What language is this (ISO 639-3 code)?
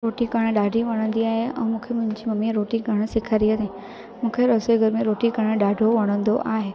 snd